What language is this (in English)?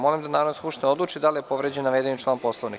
Serbian